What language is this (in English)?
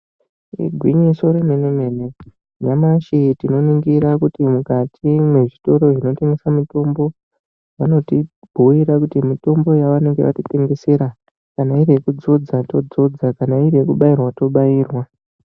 Ndau